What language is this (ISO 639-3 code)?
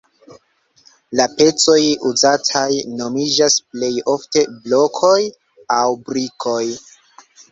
epo